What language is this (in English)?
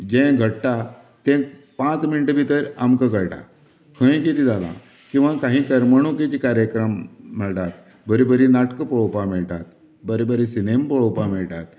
Konkani